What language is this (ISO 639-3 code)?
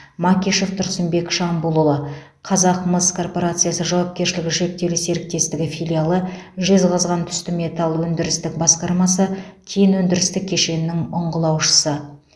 kaz